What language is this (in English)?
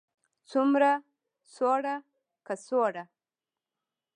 Pashto